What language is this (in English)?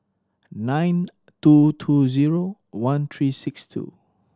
English